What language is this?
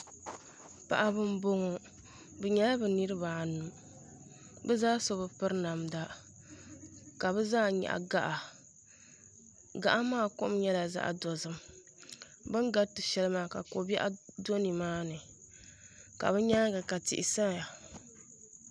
Dagbani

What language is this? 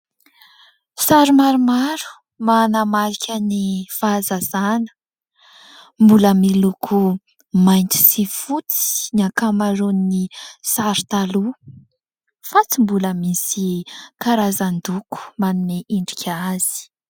Malagasy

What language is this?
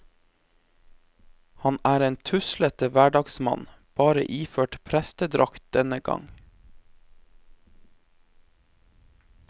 Norwegian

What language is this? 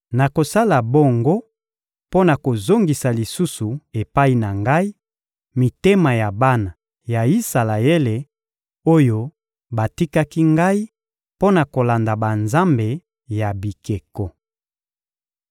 Lingala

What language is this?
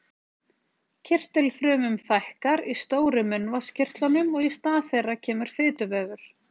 Icelandic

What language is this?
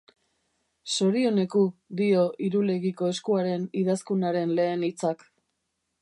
Basque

